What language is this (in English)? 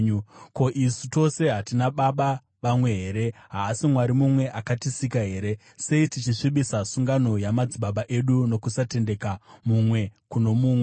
Shona